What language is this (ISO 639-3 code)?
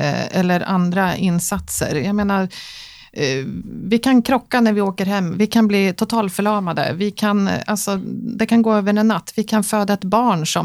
swe